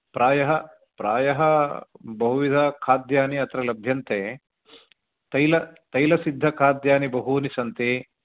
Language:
Sanskrit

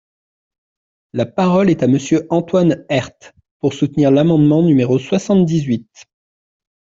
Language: French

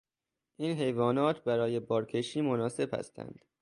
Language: Persian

